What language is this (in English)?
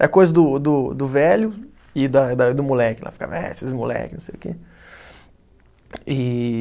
Portuguese